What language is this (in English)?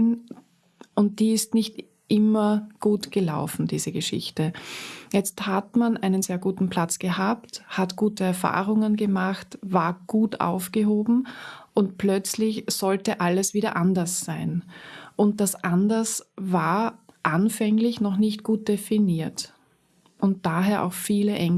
German